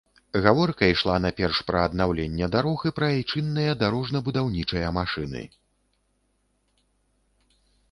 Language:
Belarusian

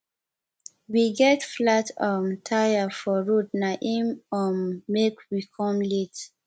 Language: Nigerian Pidgin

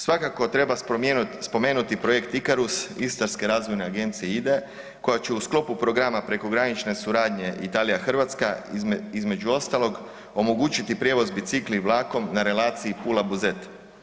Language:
Croatian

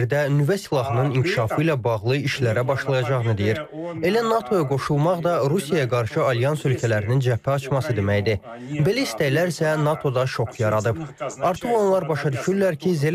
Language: Turkish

